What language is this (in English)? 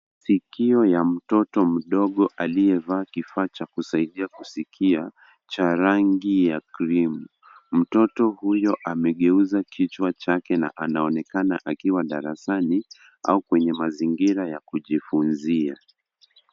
Swahili